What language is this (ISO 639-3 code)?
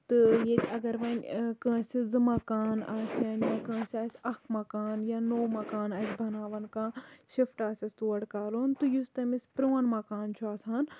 kas